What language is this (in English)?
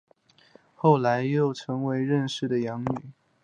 Chinese